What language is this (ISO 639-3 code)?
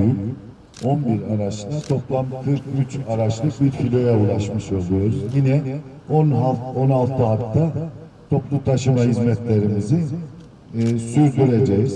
tur